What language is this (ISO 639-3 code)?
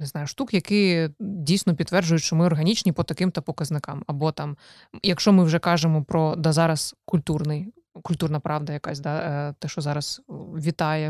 ukr